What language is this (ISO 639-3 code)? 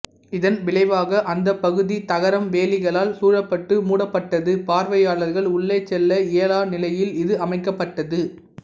tam